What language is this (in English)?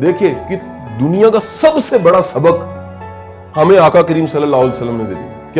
Urdu